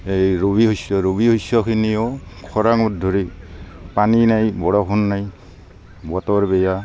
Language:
Assamese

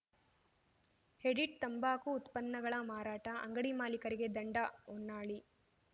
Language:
Kannada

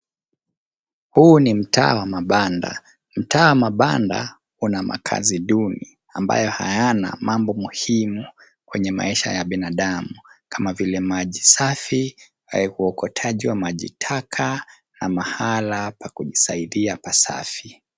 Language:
Swahili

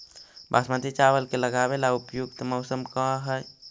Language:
Magahi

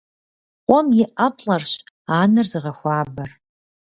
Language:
Kabardian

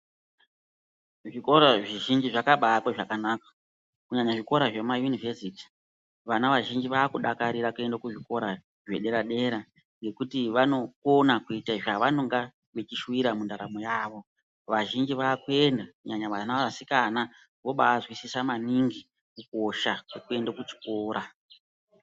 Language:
Ndau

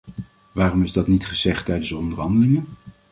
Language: Dutch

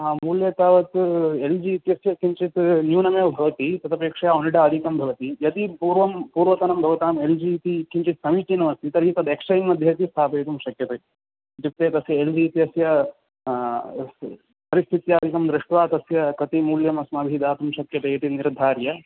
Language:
Sanskrit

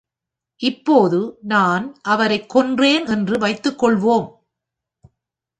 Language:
Tamil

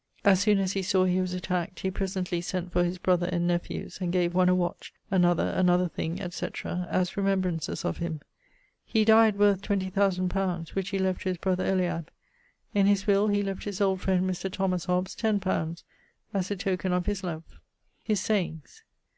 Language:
English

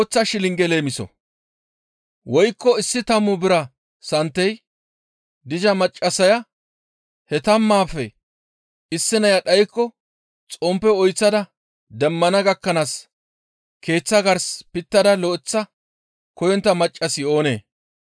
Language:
Gamo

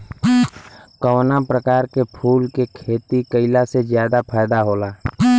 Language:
Bhojpuri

